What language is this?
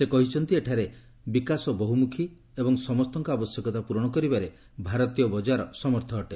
Odia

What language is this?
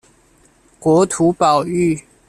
Chinese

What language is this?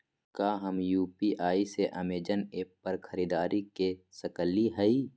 Magahi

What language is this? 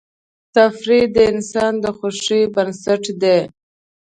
Pashto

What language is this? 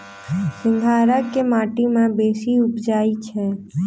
Maithili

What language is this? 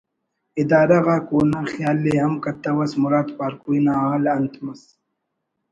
Brahui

